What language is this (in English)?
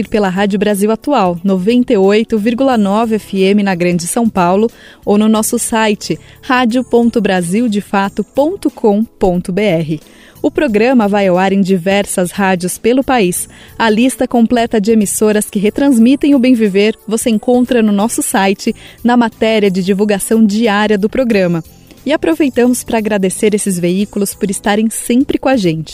Portuguese